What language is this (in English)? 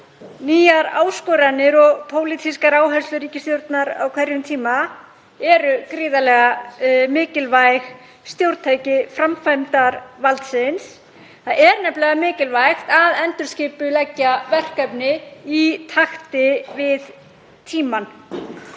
Icelandic